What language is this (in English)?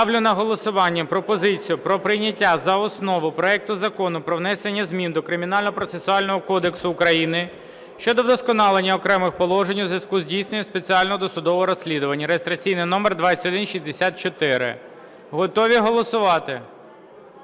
Ukrainian